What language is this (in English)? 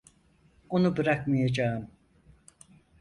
Turkish